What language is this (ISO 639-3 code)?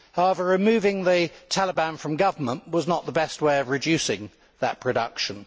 eng